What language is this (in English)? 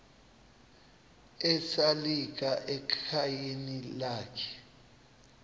Xhosa